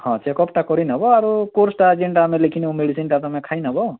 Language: Odia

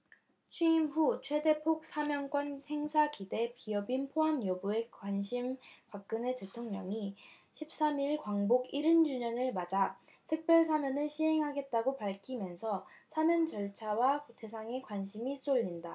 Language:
Korean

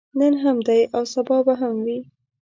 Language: Pashto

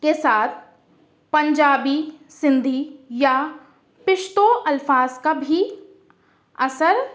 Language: Urdu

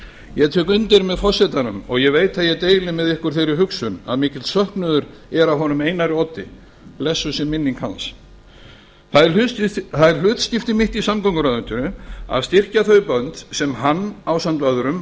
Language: Icelandic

